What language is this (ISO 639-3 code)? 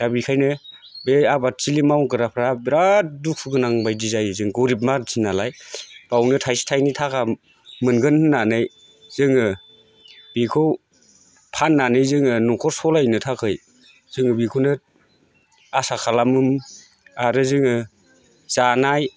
brx